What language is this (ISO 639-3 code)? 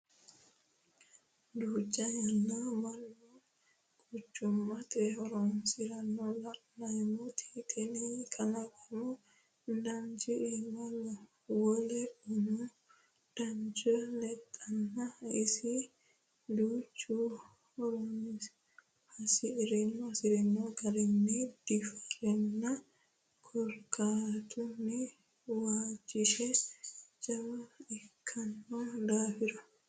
sid